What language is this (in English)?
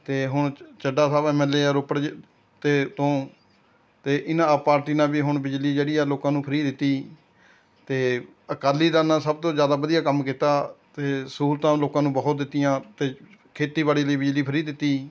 Punjabi